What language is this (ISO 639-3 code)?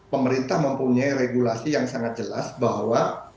ind